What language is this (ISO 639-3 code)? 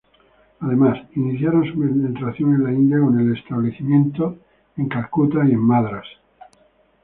spa